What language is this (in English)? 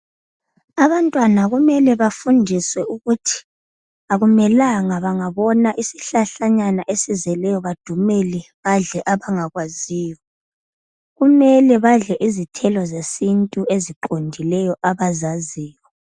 North Ndebele